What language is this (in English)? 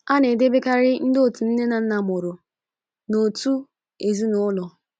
Igbo